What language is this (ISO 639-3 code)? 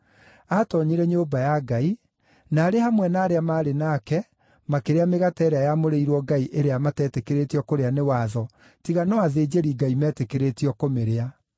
kik